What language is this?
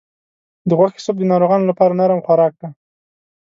Pashto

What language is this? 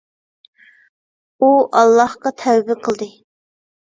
Uyghur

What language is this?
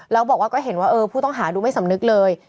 Thai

